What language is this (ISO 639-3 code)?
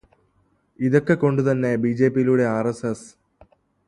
mal